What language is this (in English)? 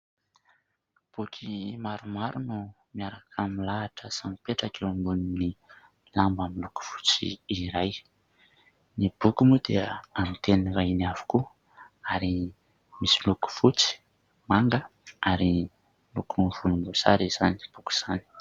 Malagasy